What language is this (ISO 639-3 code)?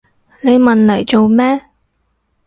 yue